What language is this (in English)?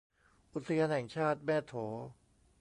Thai